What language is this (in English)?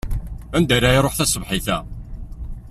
Kabyle